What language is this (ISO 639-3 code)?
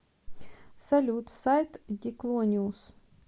rus